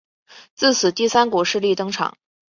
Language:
Chinese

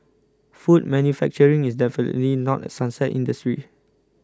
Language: English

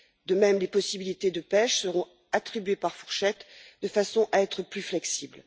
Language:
French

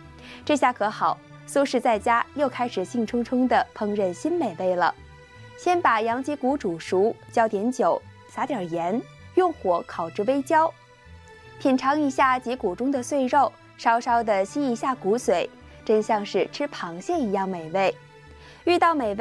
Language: Chinese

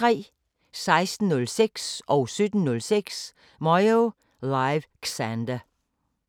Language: Danish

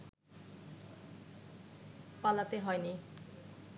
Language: Bangla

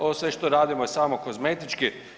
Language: Croatian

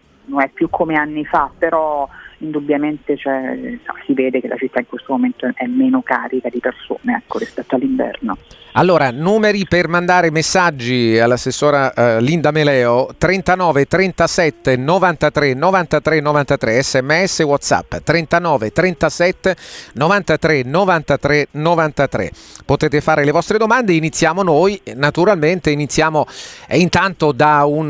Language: Italian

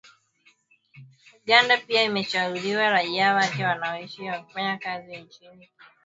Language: Swahili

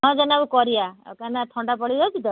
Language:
Odia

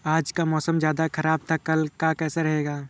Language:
Hindi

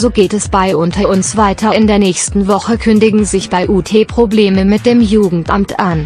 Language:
German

